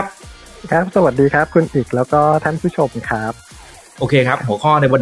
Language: Thai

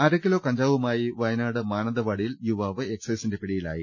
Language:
Malayalam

